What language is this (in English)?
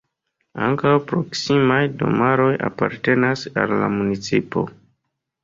Esperanto